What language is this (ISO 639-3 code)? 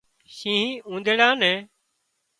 kxp